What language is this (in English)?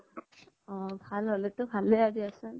Assamese